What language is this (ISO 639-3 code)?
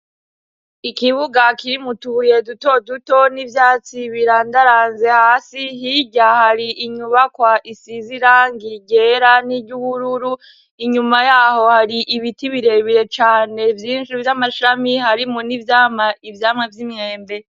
run